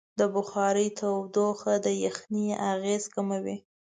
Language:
Pashto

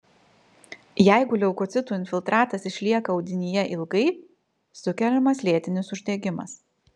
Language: Lithuanian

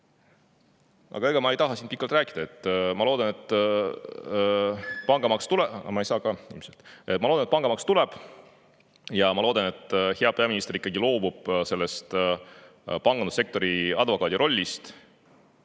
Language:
Estonian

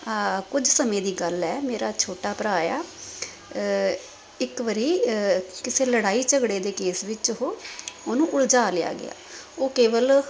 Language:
Punjabi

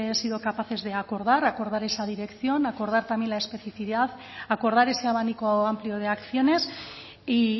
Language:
Spanish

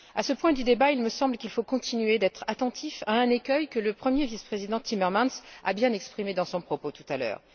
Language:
French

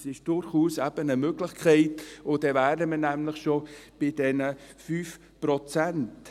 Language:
Swiss German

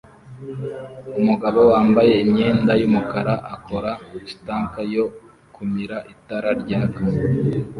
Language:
Kinyarwanda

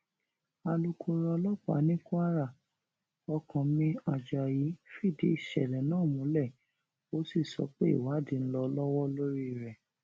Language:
Yoruba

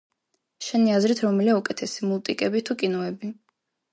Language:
Georgian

